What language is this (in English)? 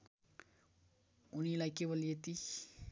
Nepali